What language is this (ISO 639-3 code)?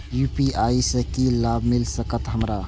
mai